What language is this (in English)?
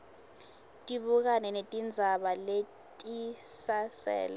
Swati